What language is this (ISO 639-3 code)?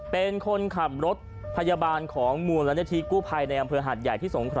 tha